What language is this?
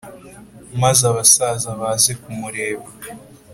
Kinyarwanda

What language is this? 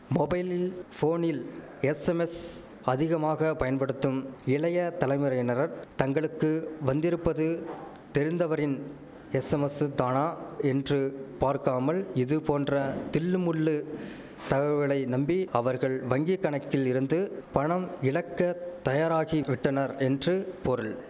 Tamil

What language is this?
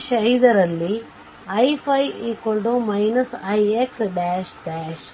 Kannada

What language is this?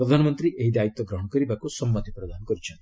Odia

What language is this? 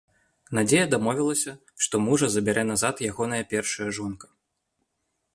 Belarusian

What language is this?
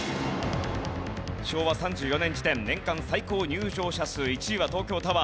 Japanese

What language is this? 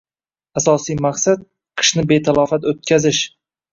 Uzbek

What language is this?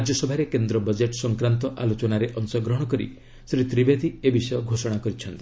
Odia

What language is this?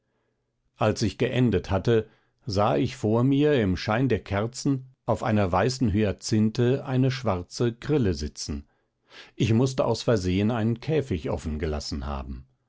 German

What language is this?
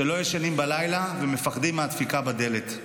Hebrew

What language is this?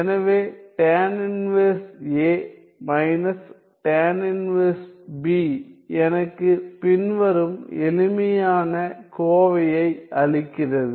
Tamil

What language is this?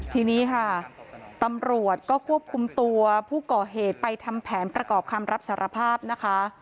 Thai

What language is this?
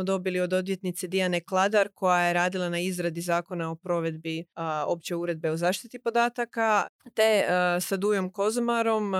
Croatian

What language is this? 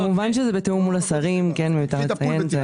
Hebrew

